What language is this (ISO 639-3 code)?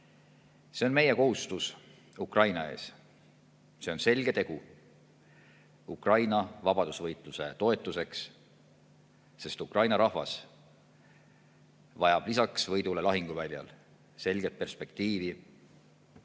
est